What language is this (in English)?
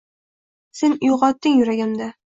Uzbek